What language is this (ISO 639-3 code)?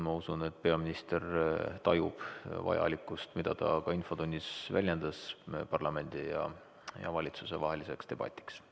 est